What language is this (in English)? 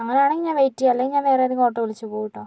Malayalam